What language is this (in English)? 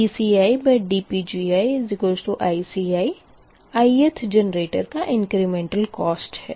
Hindi